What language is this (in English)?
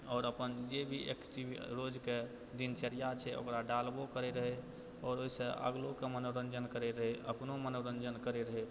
Maithili